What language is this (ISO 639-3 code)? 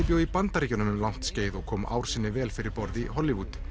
isl